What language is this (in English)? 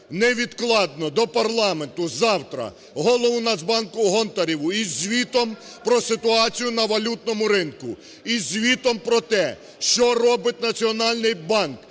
Ukrainian